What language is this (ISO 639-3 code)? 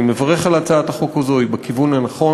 heb